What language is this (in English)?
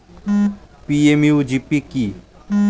Bangla